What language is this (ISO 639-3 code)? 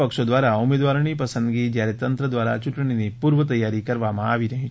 guj